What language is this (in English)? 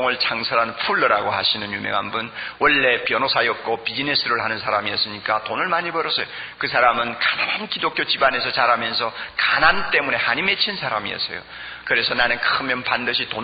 Korean